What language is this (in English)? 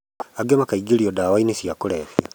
Kikuyu